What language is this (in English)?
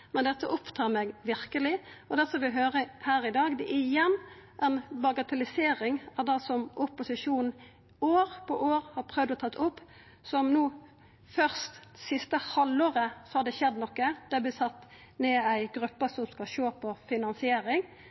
Norwegian Nynorsk